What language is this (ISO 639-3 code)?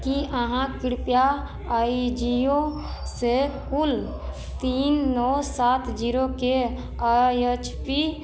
mai